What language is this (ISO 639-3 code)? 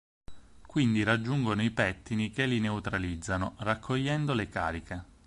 ita